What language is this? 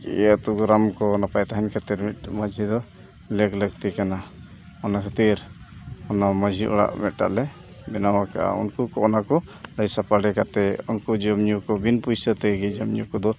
Santali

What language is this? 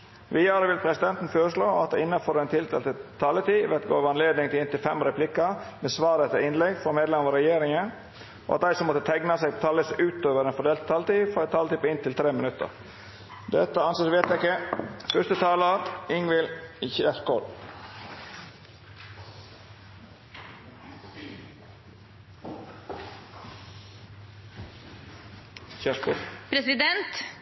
Norwegian Nynorsk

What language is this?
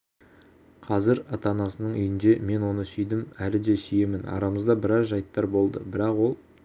Kazakh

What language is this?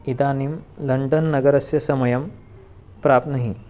Sanskrit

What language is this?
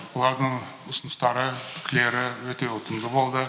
Kazakh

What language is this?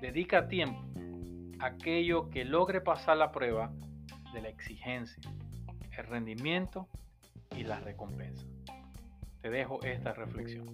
Spanish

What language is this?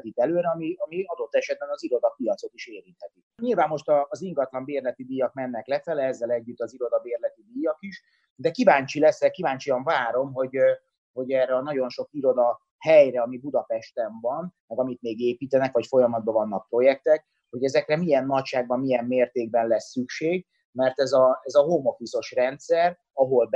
Hungarian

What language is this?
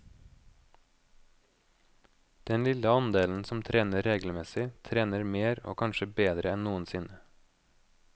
Norwegian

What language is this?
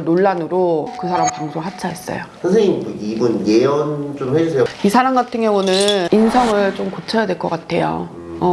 Korean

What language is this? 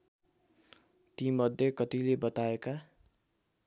Nepali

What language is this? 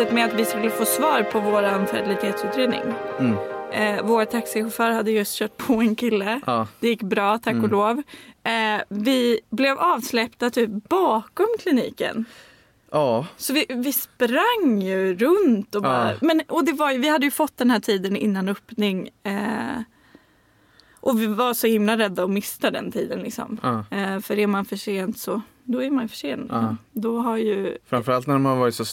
Swedish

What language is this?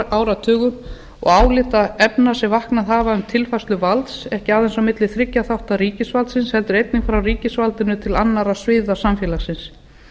Icelandic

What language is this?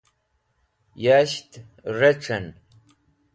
Wakhi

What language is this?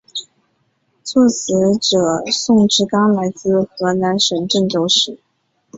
Chinese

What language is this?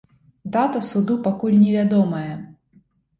Belarusian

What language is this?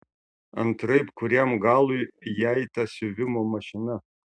Lithuanian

